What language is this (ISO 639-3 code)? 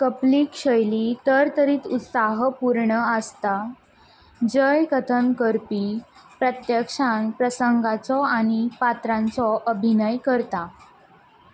kok